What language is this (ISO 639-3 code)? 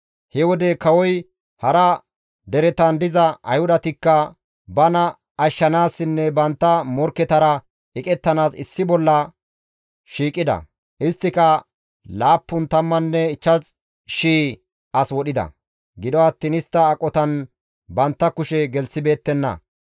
gmv